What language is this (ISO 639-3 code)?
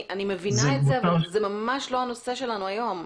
heb